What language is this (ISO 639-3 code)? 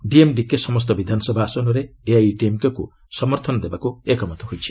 ori